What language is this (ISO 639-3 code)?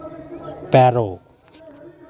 sat